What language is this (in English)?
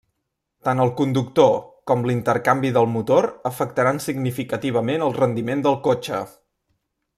Catalan